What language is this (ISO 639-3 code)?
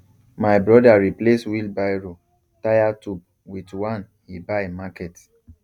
pcm